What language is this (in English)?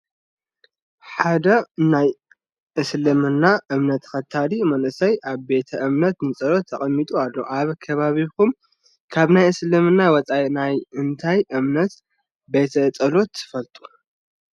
Tigrinya